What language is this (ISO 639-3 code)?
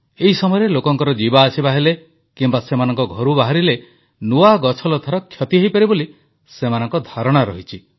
ori